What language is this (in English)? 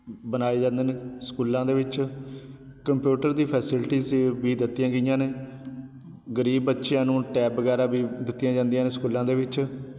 Punjabi